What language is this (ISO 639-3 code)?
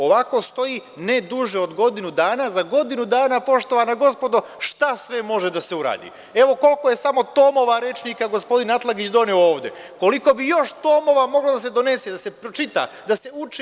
srp